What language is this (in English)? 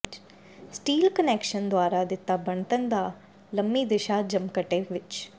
Punjabi